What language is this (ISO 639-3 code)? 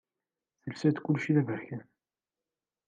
kab